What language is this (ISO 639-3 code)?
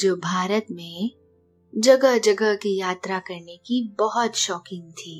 hin